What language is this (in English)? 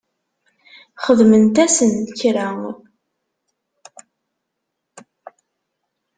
Kabyle